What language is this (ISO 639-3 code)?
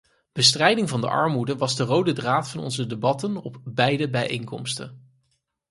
nld